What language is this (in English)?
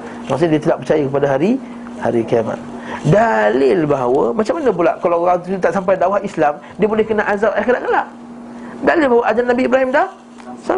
Malay